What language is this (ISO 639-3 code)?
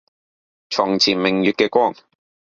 yue